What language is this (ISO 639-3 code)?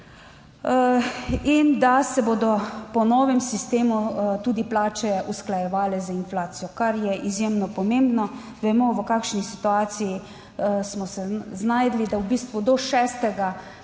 slv